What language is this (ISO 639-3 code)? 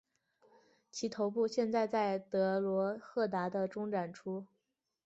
zho